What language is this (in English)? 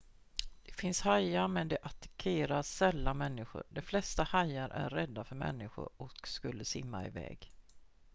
Swedish